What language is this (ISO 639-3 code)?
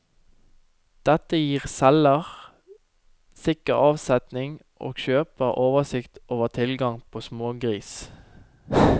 nor